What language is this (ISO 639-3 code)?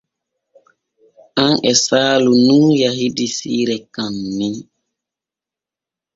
fue